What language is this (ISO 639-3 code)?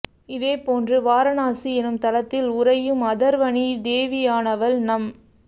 tam